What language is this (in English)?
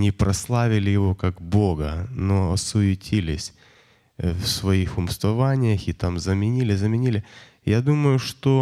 Russian